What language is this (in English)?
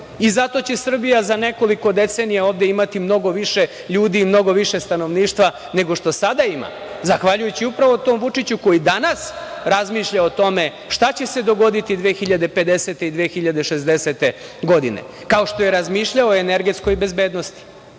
Serbian